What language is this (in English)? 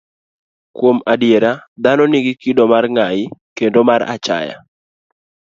Luo (Kenya and Tanzania)